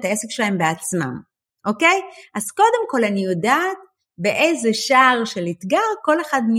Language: Hebrew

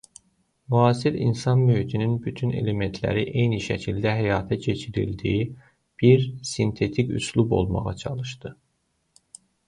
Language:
Azerbaijani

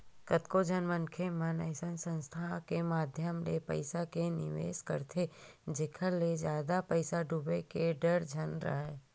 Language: Chhattisgarhi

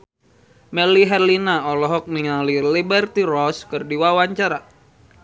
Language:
Sundanese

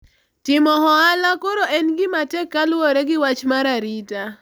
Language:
Luo (Kenya and Tanzania)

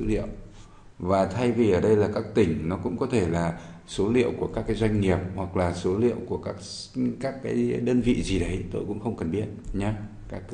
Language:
Vietnamese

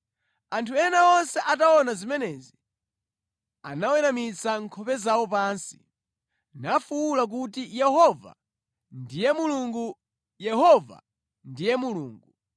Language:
Nyanja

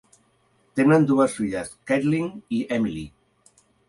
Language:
Catalan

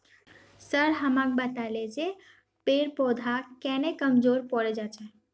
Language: Magahi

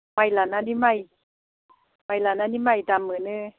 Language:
Bodo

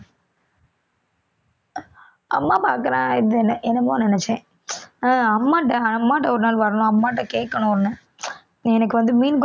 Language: Tamil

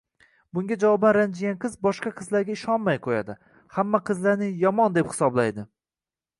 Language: Uzbek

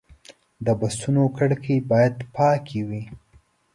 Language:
Pashto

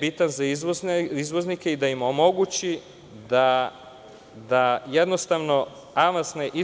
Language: Serbian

